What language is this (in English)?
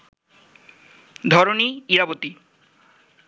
Bangla